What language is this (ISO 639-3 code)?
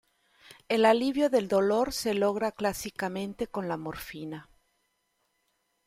spa